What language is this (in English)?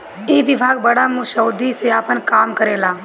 Bhojpuri